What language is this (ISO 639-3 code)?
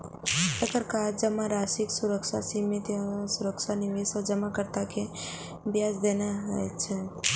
mai